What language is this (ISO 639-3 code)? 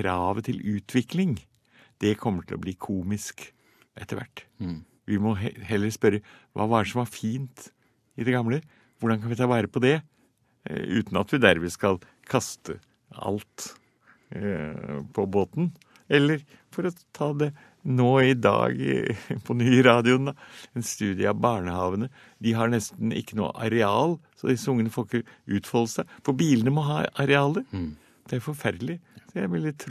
nor